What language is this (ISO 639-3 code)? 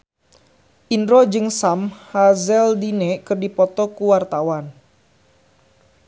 sun